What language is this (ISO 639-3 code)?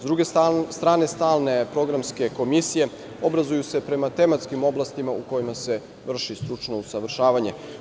srp